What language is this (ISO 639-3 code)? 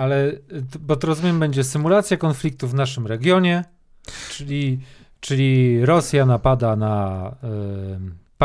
pol